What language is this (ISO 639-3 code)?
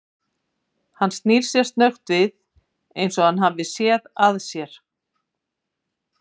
isl